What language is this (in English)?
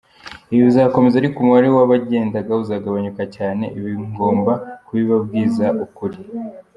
Kinyarwanda